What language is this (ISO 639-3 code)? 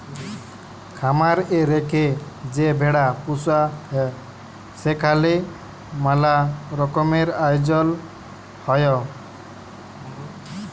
ben